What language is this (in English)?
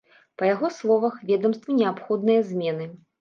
Belarusian